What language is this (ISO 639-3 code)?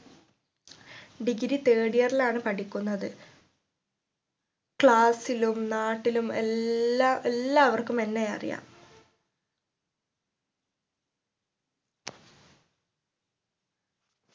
mal